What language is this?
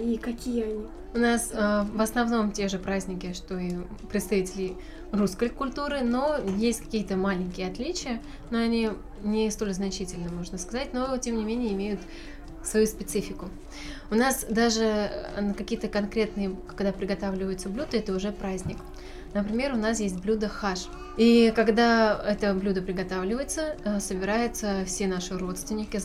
Russian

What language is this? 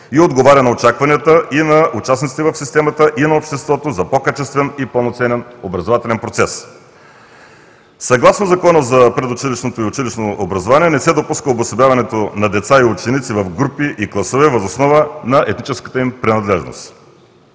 Bulgarian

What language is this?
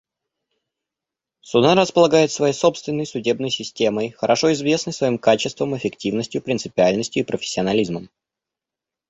Russian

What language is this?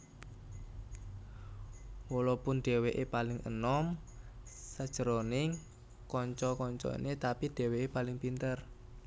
Javanese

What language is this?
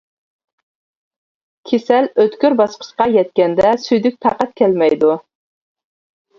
Uyghur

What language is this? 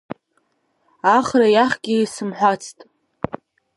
Abkhazian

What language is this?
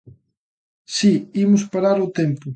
Galician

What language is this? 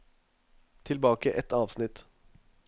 Norwegian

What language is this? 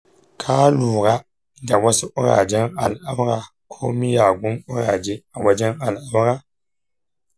Hausa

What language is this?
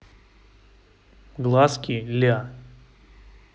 Russian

